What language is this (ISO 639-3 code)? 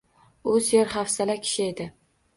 uzb